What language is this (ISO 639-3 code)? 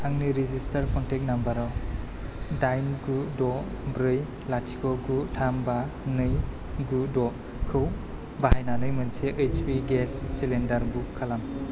brx